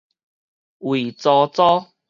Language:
Min Nan Chinese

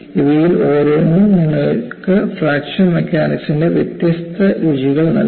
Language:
Malayalam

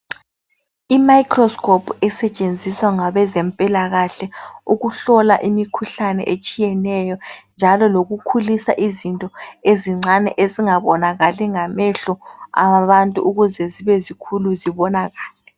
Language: North Ndebele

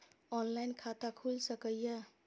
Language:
Maithili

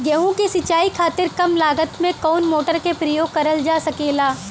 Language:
Bhojpuri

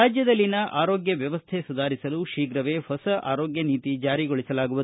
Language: Kannada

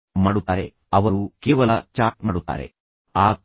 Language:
Kannada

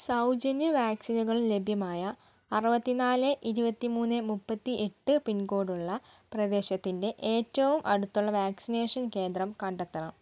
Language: Malayalam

